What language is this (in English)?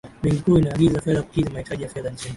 Swahili